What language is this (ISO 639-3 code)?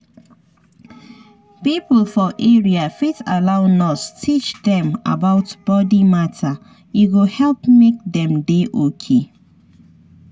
pcm